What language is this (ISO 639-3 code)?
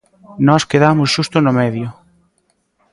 glg